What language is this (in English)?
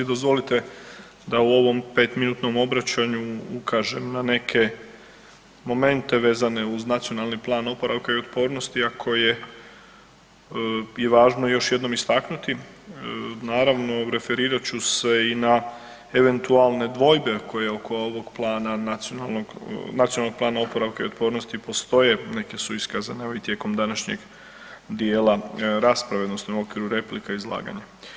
Croatian